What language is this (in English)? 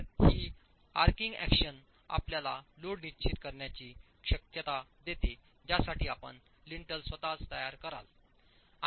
Marathi